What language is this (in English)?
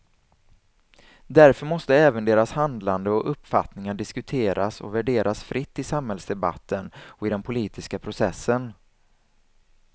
Swedish